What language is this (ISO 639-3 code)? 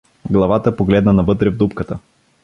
bul